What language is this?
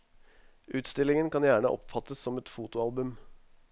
Norwegian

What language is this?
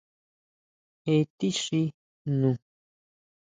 Huautla Mazatec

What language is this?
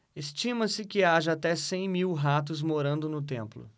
Portuguese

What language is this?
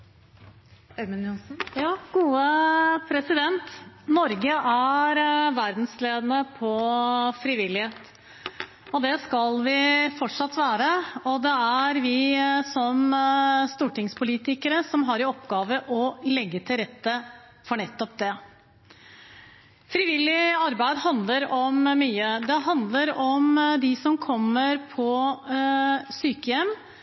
Norwegian Bokmål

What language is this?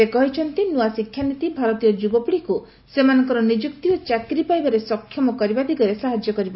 Odia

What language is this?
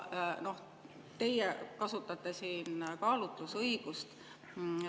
Estonian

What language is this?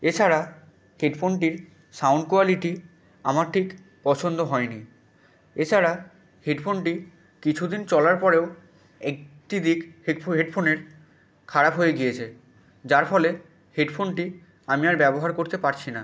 Bangla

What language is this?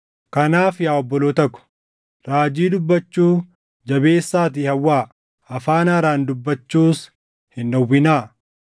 Oromo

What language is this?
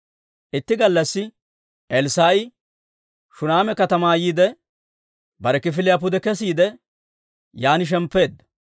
Dawro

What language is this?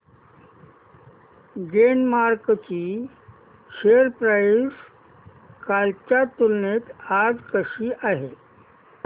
Marathi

